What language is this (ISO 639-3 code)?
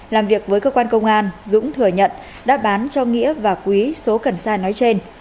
vie